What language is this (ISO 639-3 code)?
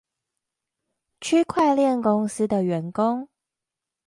zho